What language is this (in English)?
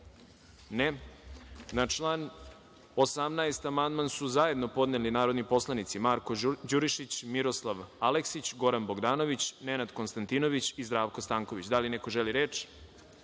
Serbian